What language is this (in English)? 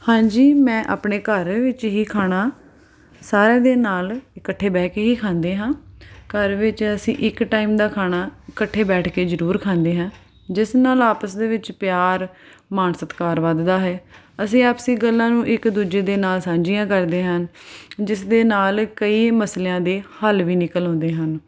Punjabi